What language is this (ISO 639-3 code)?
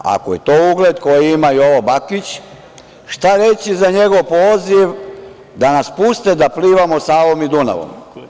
srp